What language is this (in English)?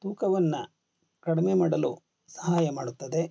Kannada